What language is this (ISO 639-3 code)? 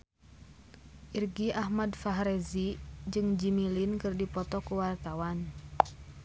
sun